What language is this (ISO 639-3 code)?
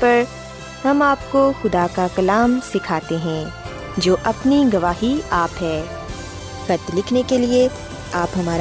urd